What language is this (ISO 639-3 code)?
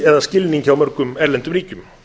isl